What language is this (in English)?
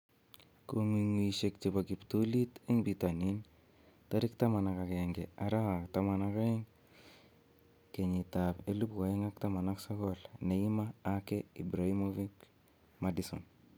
Kalenjin